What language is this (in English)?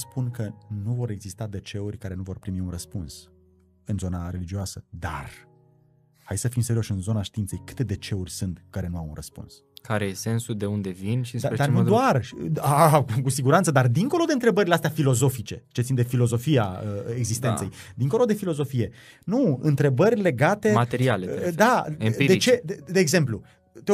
Romanian